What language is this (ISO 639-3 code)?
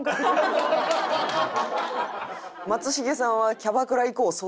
jpn